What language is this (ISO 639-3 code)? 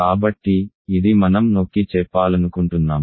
tel